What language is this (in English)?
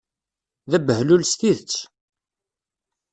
Kabyle